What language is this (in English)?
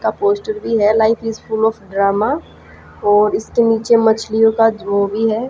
Hindi